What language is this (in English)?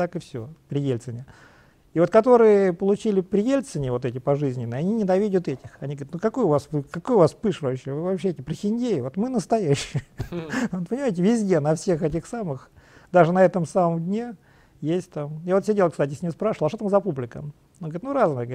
Russian